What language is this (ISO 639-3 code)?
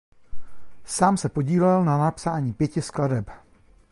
ces